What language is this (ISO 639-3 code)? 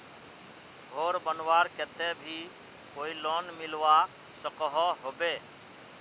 mag